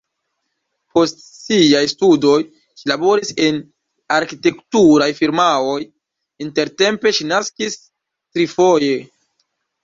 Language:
Esperanto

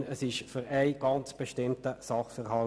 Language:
Swiss German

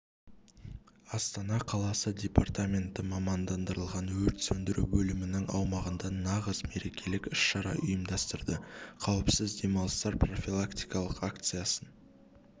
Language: Kazakh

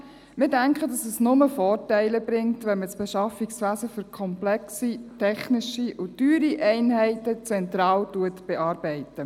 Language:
Swiss German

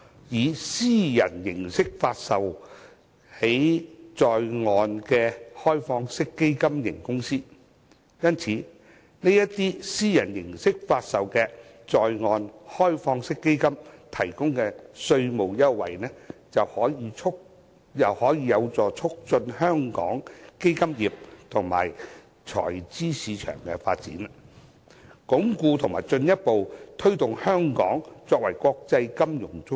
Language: Cantonese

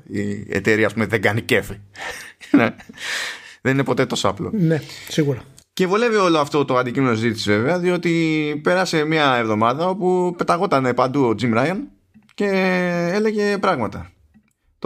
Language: Greek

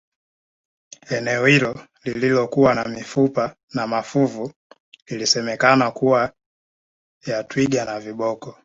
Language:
Swahili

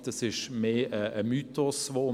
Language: Swiss German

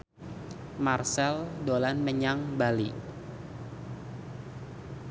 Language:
Javanese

